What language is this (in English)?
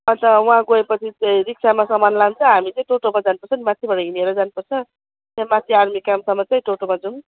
Nepali